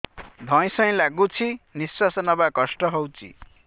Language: Odia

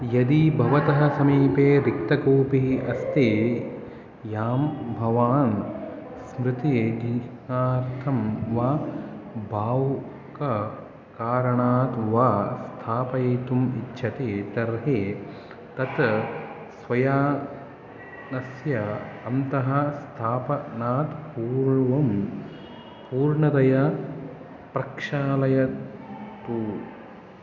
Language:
Sanskrit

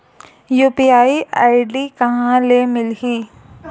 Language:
Chhattisgarhi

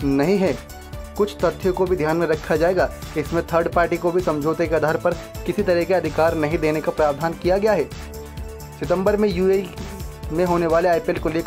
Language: Hindi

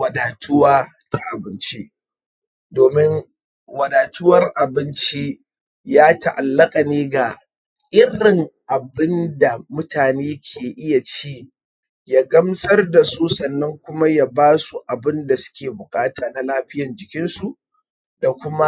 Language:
Hausa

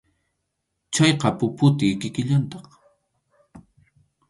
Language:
Arequipa-La Unión Quechua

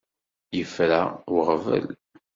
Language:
Kabyle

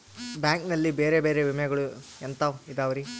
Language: Kannada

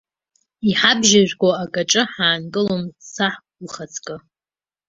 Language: Abkhazian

